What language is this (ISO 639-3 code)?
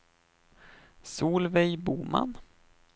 swe